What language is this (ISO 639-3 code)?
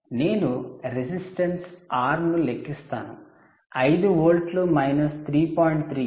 tel